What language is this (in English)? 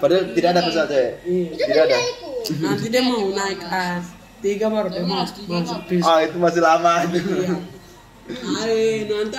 Indonesian